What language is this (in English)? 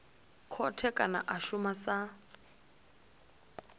Venda